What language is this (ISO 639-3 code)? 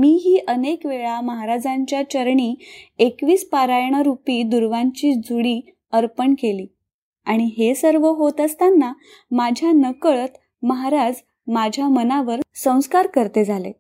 mar